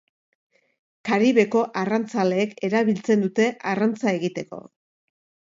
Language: Basque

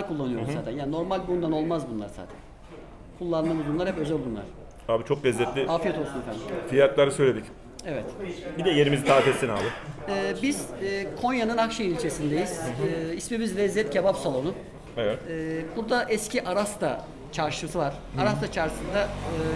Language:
Turkish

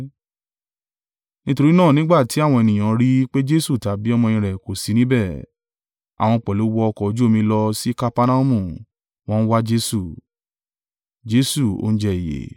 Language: Yoruba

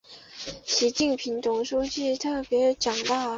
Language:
Chinese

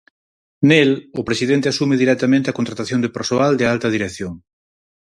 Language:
Galician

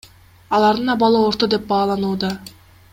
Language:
Kyrgyz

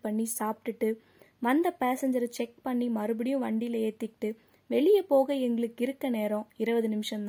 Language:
Tamil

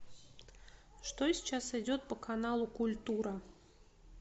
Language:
Russian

